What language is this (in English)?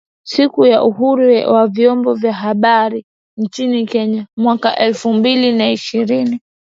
Swahili